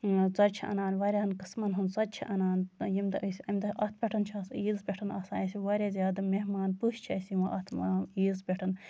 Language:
Kashmiri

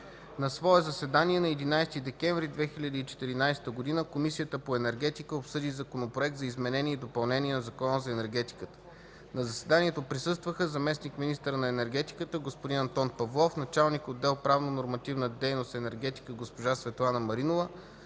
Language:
Bulgarian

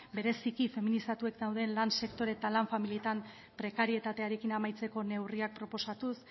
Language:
Basque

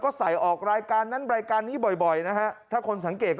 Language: Thai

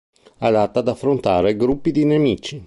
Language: Italian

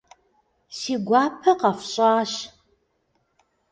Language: Kabardian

